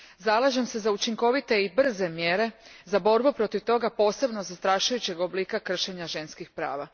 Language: Croatian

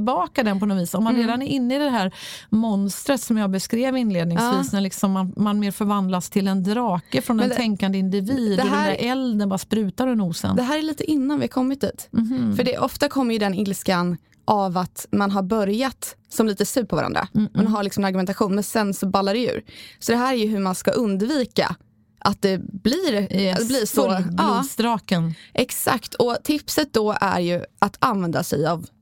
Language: Swedish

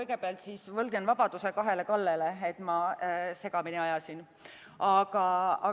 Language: Estonian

